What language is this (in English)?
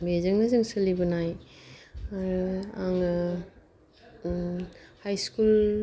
Bodo